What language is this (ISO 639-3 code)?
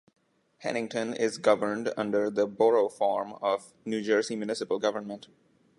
eng